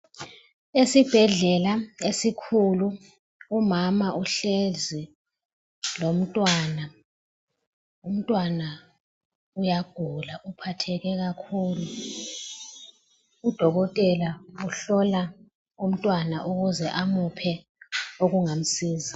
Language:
North Ndebele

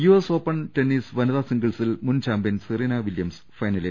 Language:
Malayalam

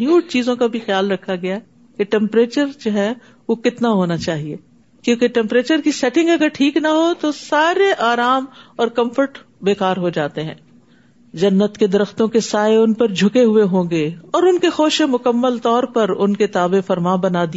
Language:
Urdu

